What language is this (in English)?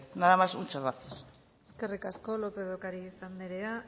Basque